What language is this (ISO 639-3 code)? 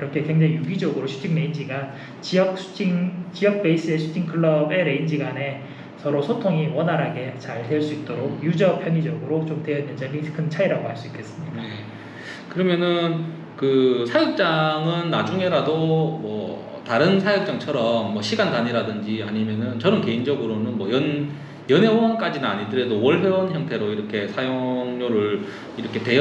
kor